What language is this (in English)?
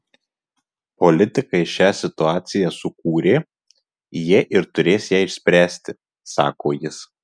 Lithuanian